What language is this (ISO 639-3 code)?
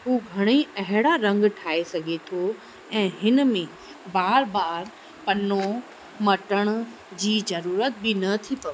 snd